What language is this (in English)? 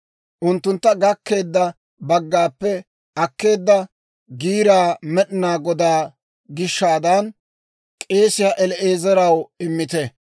Dawro